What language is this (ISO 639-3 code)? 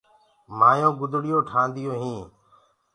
ggg